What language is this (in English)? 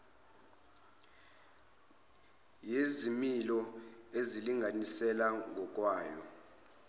Zulu